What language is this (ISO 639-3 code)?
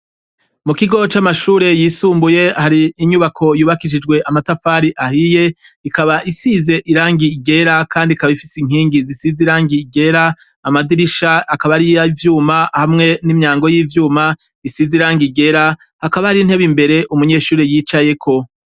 run